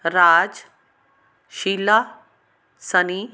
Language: Punjabi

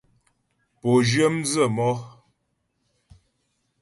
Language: Ghomala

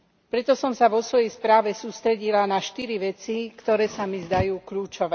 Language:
Slovak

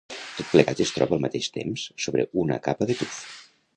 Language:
Catalan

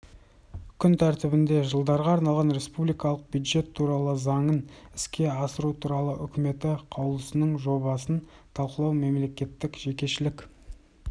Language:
Kazakh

